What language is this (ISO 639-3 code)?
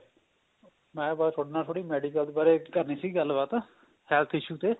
pan